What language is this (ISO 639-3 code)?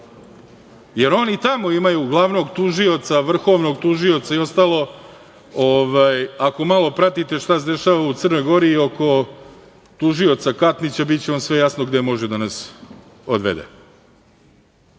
srp